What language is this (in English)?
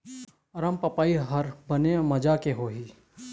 Chhattisgarhi